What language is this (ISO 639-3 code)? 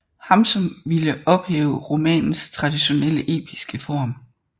dan